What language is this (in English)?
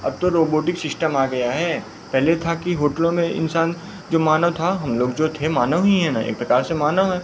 Hindi